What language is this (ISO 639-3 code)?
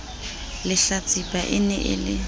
sot